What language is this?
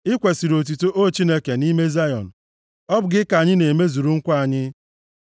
Igbo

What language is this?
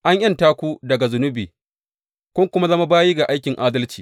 Hausa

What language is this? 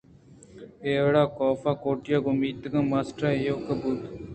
Eastern Balochi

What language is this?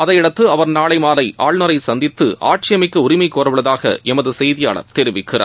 Tamil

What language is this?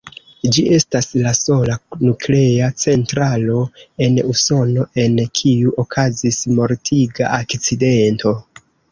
Esperanto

